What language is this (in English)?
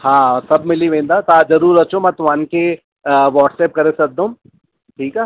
Sindhi